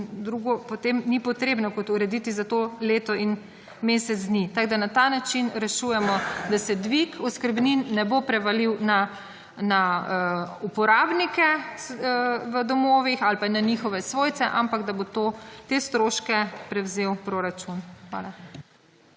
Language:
Slovenian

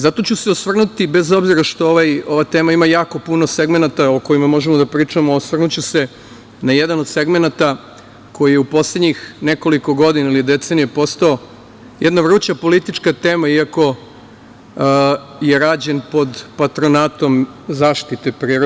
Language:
Serbian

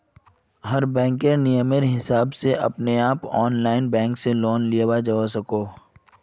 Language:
Magahi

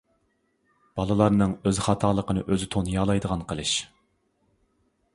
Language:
Uyghur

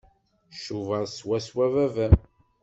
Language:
Kabyle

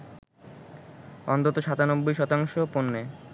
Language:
Bangla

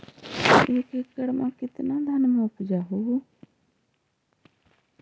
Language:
Magahi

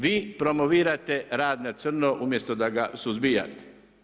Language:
Croatian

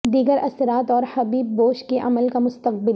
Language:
Urdu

